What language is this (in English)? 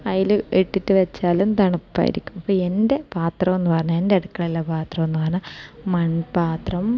Malayalam